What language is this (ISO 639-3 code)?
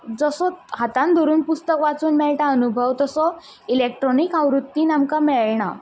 kok